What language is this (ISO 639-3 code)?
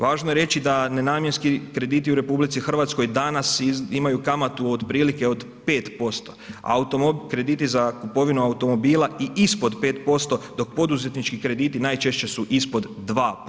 hrv